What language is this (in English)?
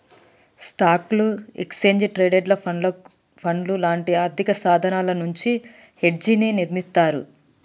Telugu